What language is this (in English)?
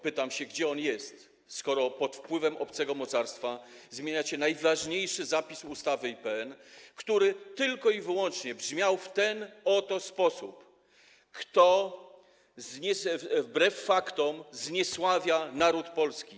Polish